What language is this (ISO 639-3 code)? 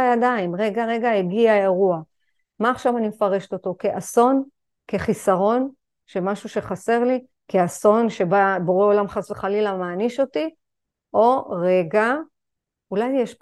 heb